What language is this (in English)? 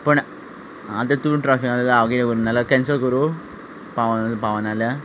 Konkani